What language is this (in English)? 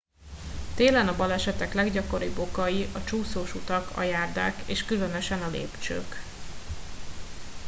Hungarian